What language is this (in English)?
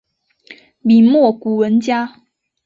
Chinese